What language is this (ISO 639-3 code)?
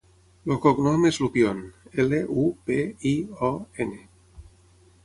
cat